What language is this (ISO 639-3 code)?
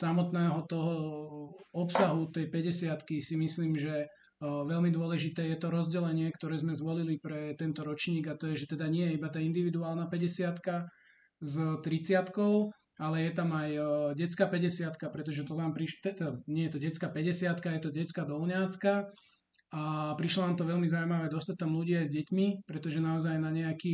slk